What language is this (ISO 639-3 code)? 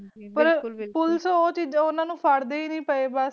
pan